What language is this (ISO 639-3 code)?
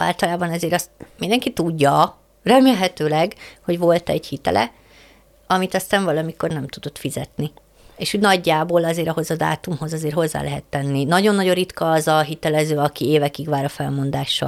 hun